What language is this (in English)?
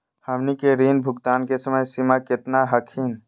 Magahi